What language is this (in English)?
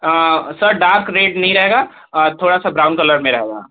Hindi